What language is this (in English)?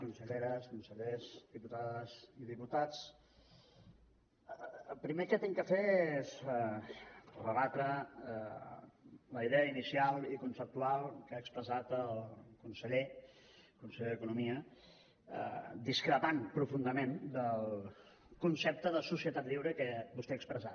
Catalan